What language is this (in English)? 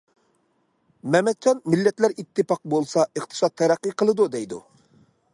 Uyghur